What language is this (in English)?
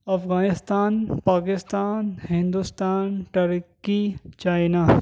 Urdu